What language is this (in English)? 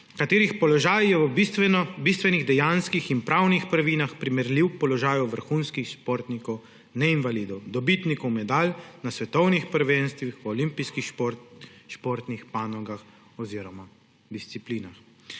Slovenian